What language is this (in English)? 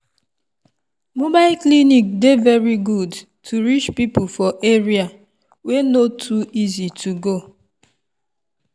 Nigerian Pidgin